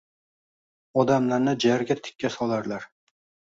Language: Uzbek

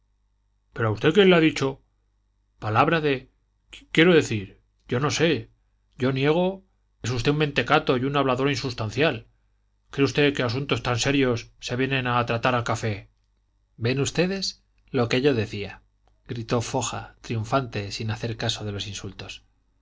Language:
Spanish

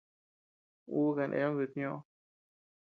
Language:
Tepeuxila Cuicatec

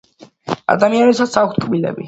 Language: Georgian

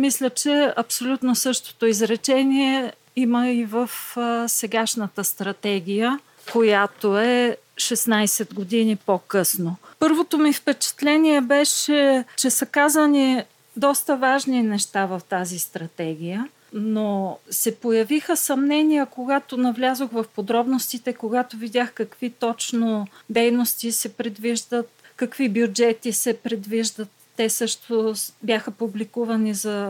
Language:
Bulgarian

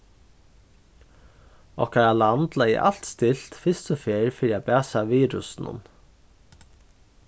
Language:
Faroese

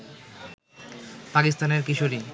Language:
Bangla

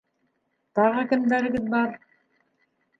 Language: Bashkir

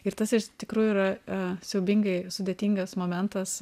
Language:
Lithuanian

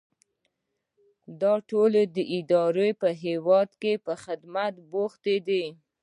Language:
Pashto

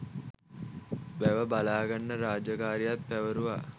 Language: Sinhala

